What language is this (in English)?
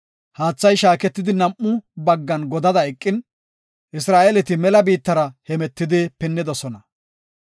Gofa